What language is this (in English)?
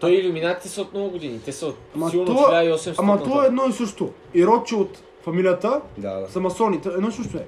Bulgarian